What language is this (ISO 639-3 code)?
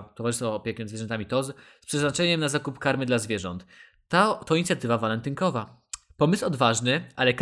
pol